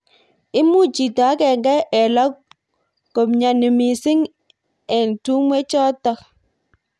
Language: Kalenjin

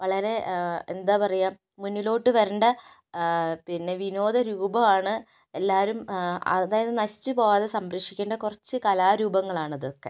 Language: Malayalam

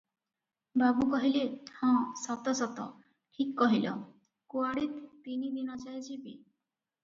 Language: Odia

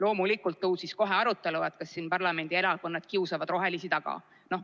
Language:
Estonian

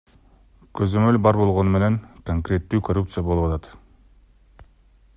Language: Kyrgyz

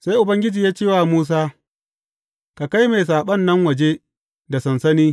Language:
Hausa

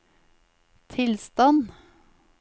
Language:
Norwegian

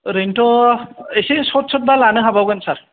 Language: Bodo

